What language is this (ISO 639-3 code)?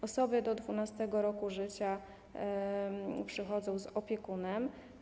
pol